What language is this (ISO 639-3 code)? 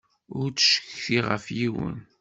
kab